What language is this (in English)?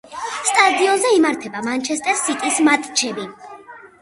Georgian